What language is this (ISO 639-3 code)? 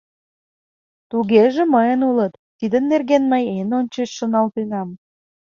chm